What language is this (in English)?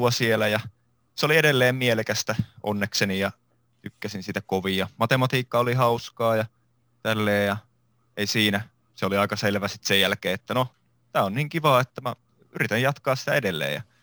Finnish